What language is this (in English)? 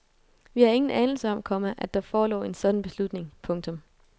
Danish